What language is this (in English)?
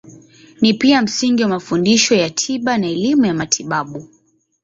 Swahili